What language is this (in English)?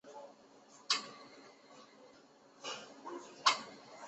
Chinese